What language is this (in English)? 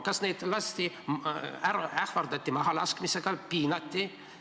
Estonian